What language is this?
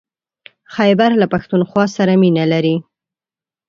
Pashto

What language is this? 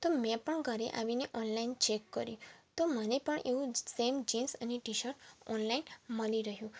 Gujarati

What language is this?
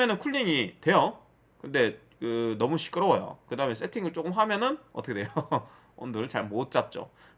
Korean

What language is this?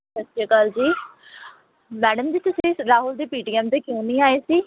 Punjabi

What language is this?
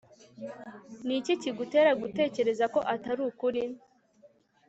Kinyarwanda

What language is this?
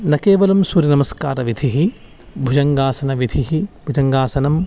Sanskrit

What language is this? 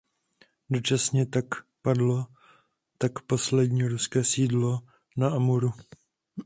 Czech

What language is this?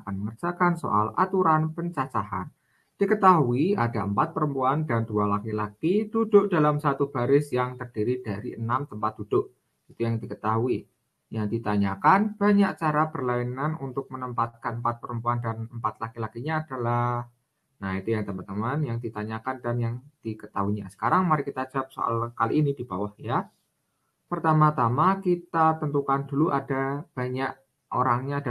Indonesian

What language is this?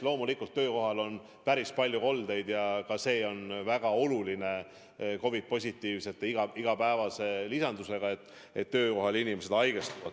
Estonian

